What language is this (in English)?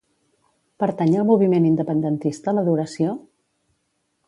Catalan